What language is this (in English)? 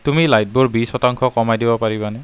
Assamese